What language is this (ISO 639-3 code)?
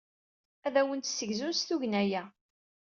kab